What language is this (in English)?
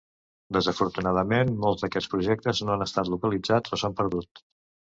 Catalan